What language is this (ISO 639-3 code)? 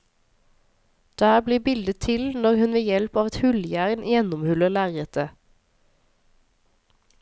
nor